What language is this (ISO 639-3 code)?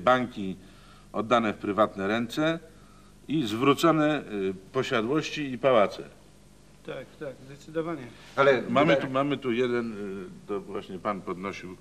pol